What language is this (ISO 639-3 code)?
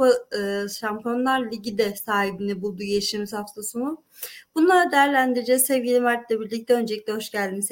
tur